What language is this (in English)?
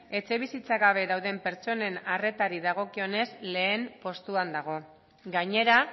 Basque